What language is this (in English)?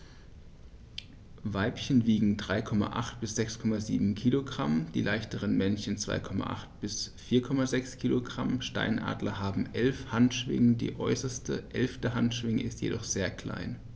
German